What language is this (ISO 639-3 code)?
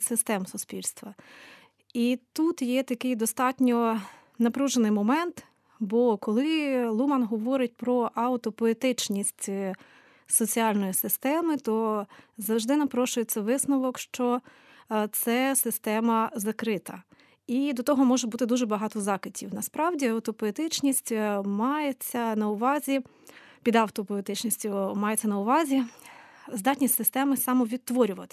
ukr